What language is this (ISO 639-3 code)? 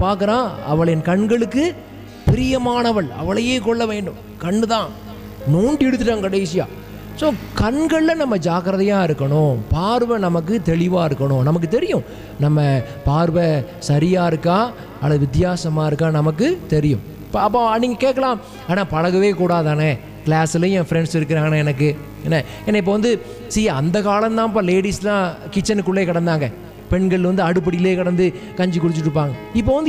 tam